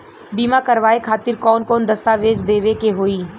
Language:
Bhojpuri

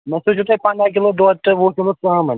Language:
Kashmiri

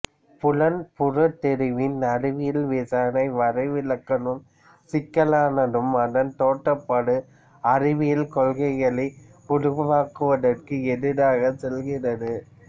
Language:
Tamil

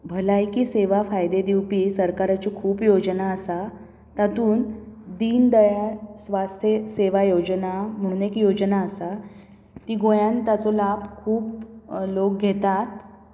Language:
Konkani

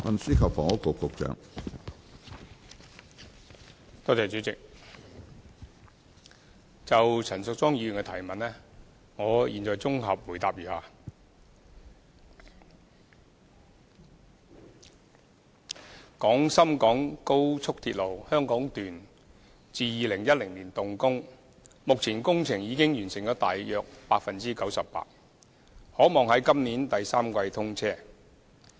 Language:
Cantonese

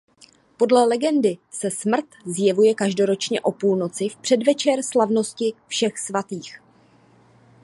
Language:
Czech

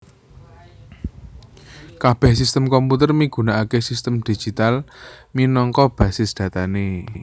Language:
Javanese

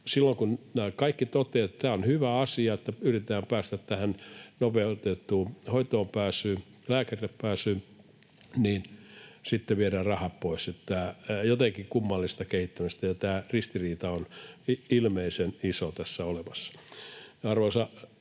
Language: Finnish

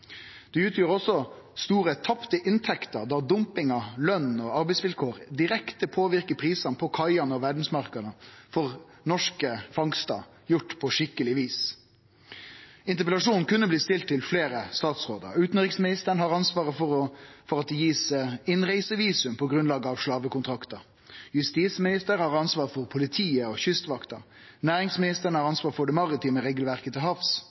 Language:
Norwegian Nynorsk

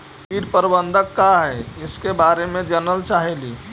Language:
Magahi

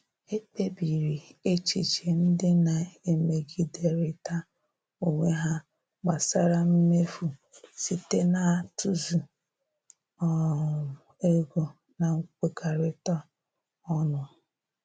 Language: Igbo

